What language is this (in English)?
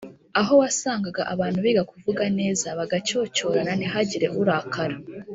Kinyarwanda